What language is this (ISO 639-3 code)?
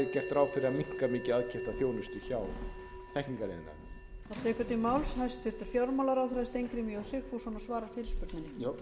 isl